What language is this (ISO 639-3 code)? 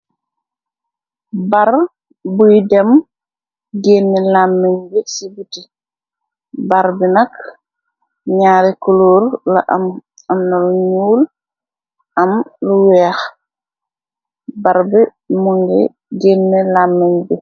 wol